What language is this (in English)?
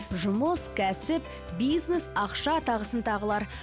Kazakh